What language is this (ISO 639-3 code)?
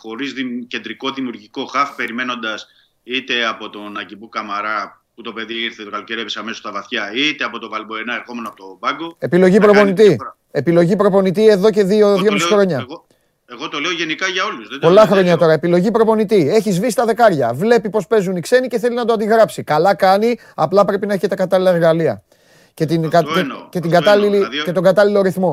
ell